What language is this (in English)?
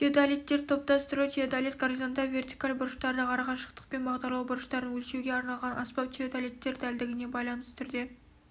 Kazakh